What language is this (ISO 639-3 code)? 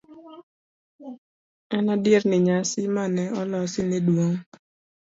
luo